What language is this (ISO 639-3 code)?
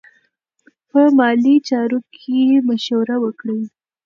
pus